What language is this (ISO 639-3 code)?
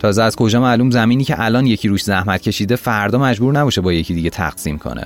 fas